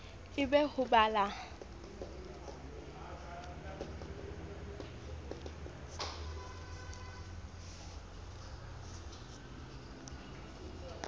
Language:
Southern Sotho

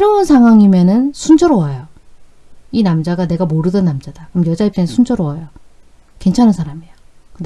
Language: Korean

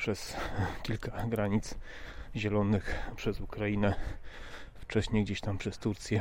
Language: Polish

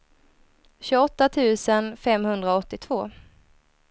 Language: Swedish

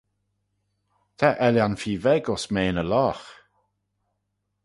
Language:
Manx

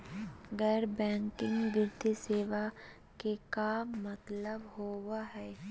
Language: Magahi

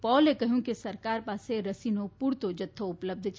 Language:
Gujarati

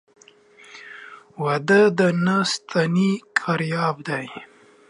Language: Pashto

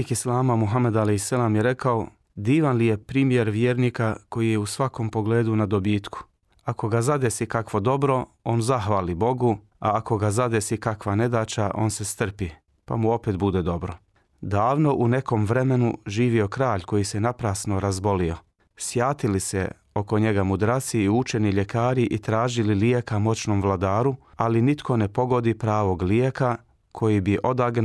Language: Croatian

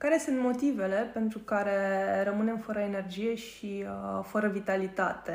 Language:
Romanian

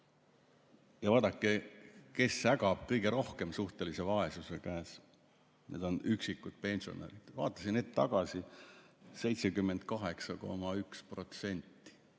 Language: Estonian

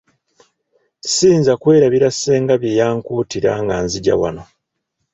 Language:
Ganda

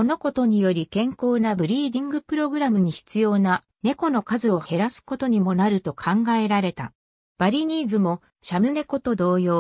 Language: Japanese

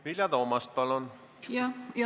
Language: Estonian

